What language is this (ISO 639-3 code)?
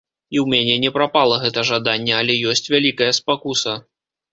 bel